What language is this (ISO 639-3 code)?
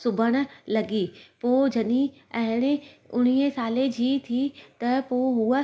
snd